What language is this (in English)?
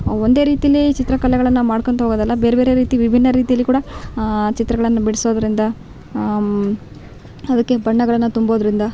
Kannada